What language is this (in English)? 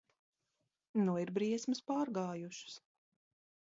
Latvian